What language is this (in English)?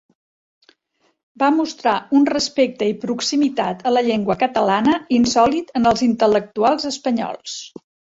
Catalan